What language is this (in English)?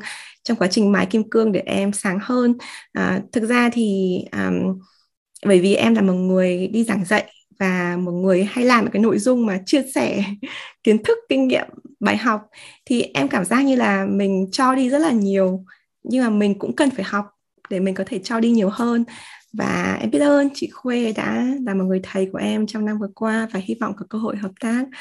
Vietnamese